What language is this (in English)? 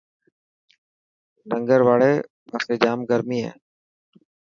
Dhatki